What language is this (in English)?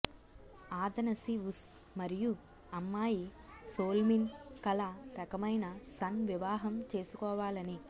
Telugu